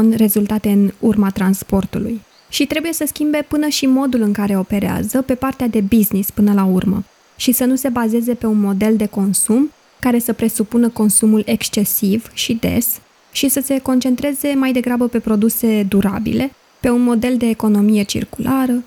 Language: Romanian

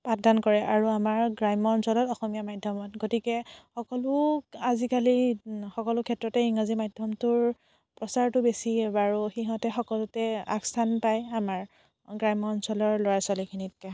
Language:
Assamese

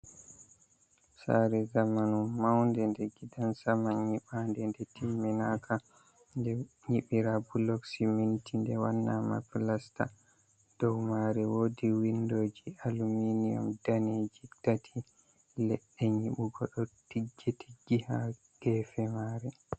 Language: Fula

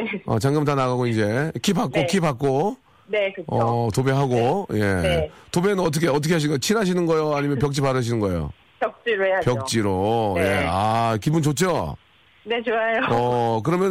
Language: Korean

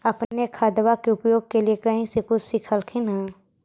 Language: Magahi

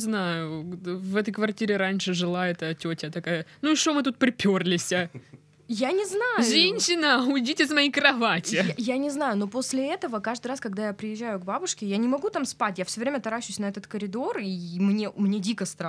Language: Russian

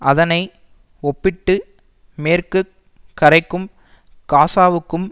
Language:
Tamil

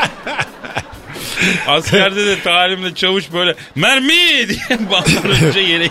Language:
Turkish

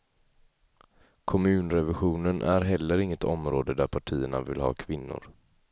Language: Swedish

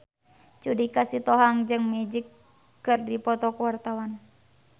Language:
Sundanese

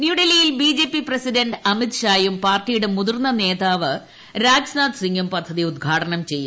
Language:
Malayalam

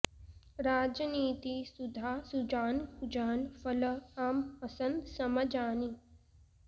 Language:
Sanskrit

